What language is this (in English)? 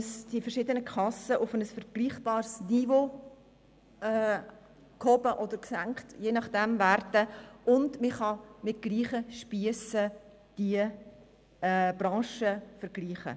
Swiss German